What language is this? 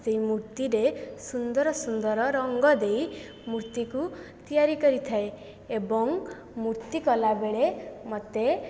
Odia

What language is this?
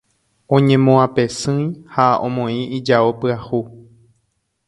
Guarani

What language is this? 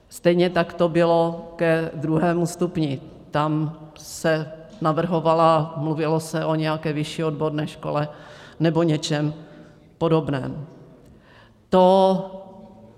Czech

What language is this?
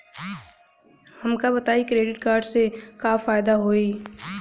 Bhojpuri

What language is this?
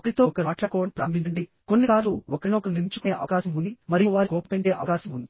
Telugu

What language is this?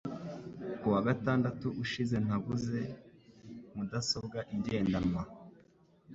Kinyarwanda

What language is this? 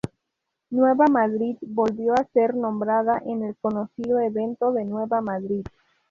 Spanish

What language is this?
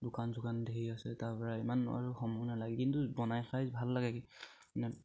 Assamese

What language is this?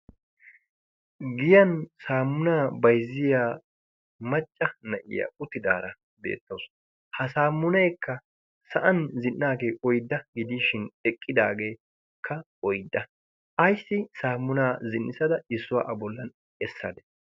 Wolaytta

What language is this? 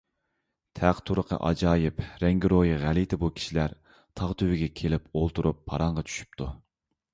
Uyghur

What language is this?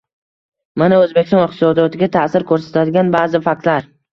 Uzbek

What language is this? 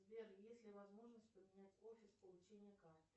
Russian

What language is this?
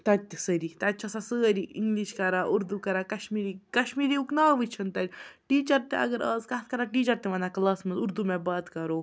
Kashmiri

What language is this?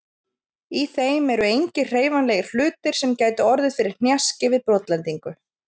Icelandic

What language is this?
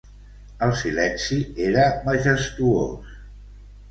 Catalan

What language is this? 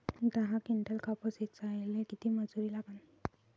Marathi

